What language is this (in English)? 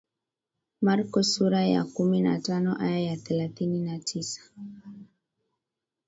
Swahili